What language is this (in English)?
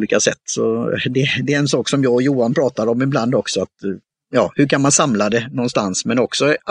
Swedish